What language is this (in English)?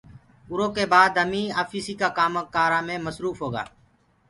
Gurgula